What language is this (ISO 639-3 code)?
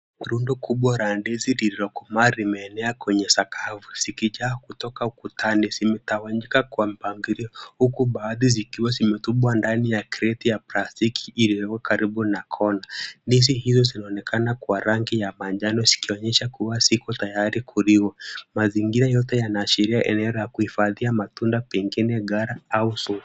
swa